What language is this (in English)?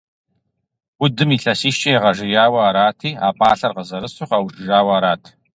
Kabardian